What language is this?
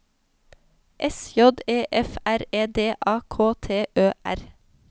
Norwegian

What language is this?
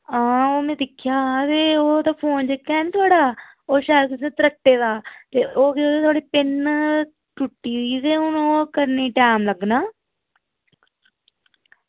Dogri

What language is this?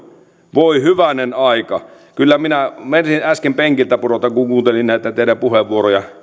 Finnish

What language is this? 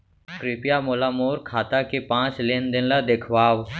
Chhattisgarhi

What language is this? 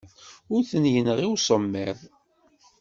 Kabyle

